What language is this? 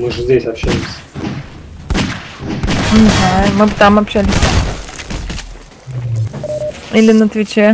Russian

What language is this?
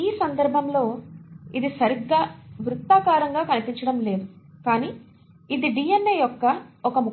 Telugu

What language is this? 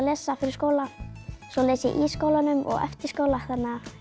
Icelandic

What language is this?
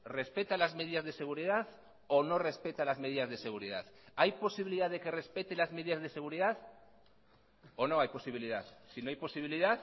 Spanish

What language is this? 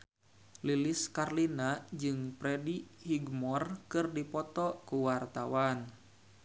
Sundanese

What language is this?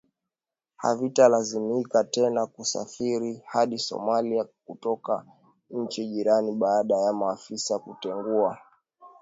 Swahili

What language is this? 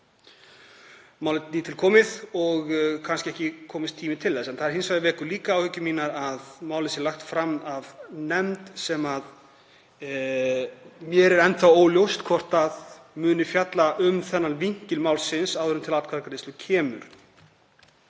Icelandic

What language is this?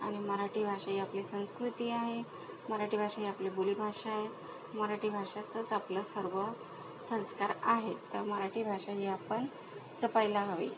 Marathi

